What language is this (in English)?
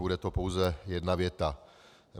Czech